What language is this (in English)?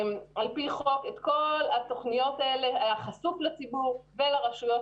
Hebrew